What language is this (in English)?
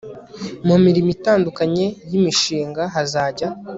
Kinyarwanda